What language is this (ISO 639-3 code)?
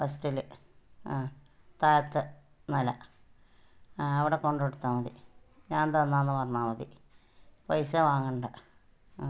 mal